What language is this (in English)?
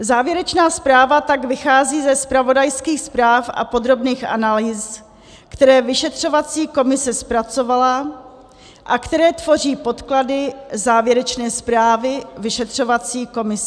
Czech